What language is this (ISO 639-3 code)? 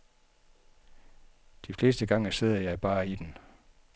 dan